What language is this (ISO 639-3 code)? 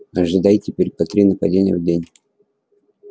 rus